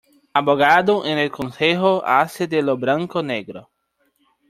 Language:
Spanish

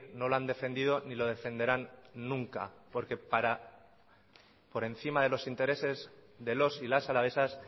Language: Spanish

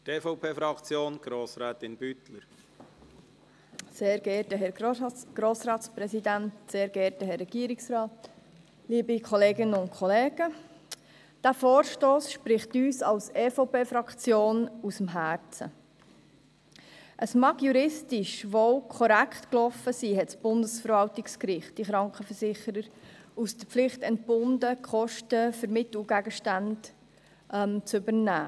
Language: Swiss German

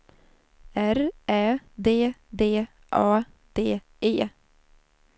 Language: Swedish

